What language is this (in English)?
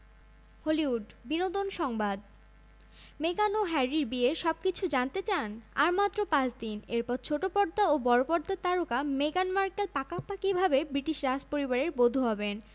Bangla